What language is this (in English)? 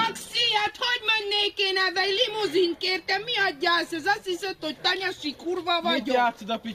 Hungarian